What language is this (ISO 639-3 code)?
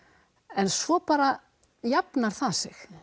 isl